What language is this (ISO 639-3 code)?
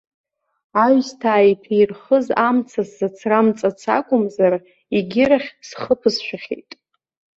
abk